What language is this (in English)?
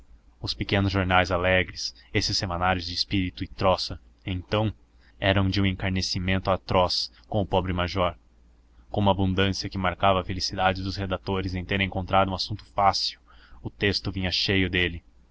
Portuguese